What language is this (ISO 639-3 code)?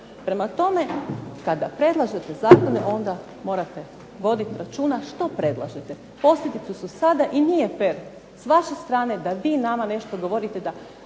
hrv